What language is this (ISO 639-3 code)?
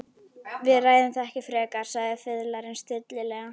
isl